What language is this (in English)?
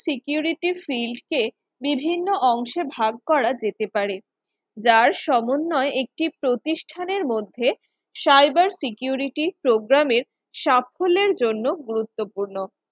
Bangla